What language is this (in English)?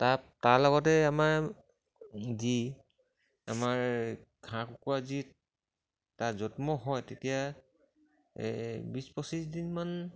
Assamese